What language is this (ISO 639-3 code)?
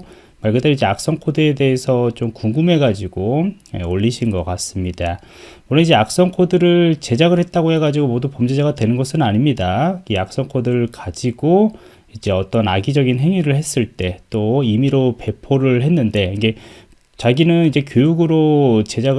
kor